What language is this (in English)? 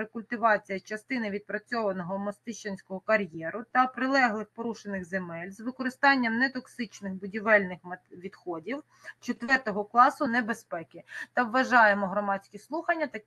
Ukrainian